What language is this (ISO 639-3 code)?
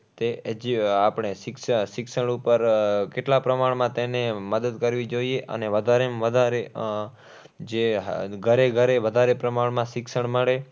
guj